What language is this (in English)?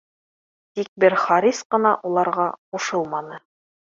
Bashkir